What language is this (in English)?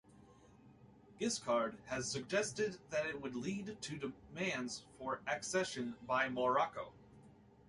English